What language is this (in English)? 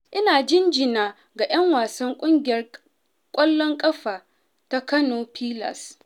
Hausa